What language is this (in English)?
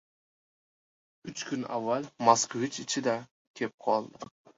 Uzbek